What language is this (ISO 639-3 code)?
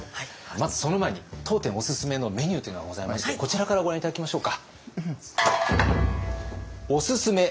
jpn